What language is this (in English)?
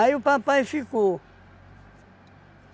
Portuguese